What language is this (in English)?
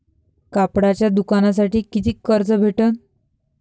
Marathi